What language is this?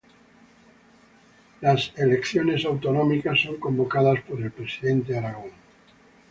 Spanish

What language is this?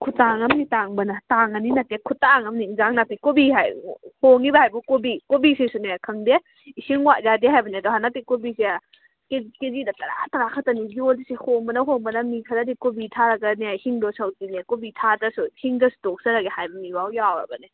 Manipuri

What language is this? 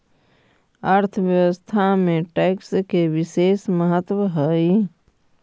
Magahi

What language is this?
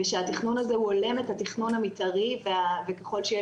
Hebrew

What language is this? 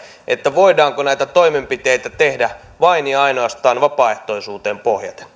Finnish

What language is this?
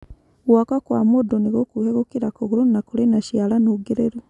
Kikuyu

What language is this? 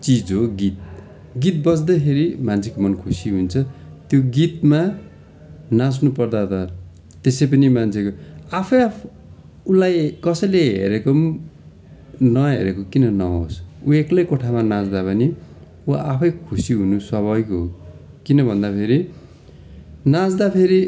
Nepali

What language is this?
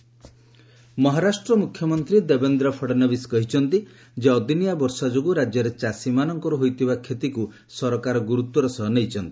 Odia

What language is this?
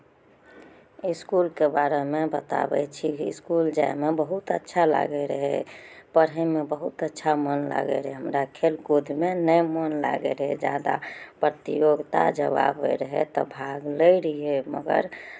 Maithili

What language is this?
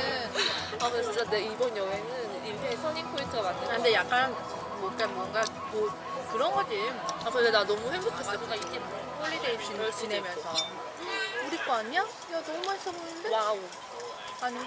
Korean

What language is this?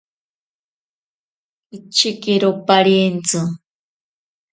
Ashéninka Perené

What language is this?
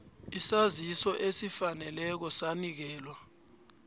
South Ndebele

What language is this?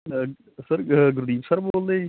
Punjabi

